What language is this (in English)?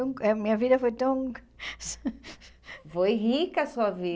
Portuguese